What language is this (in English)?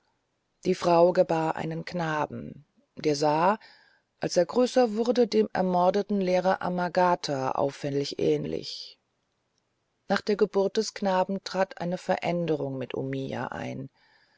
German